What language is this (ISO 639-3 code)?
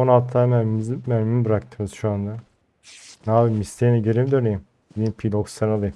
tur